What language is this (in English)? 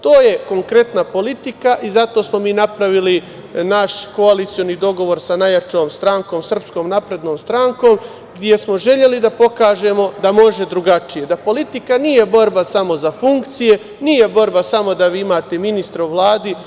Serbian